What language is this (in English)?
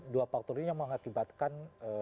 Indonesian